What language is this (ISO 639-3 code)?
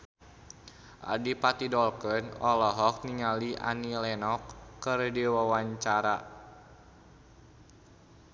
sun